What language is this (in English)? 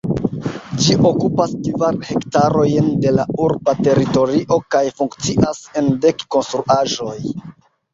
Esperanto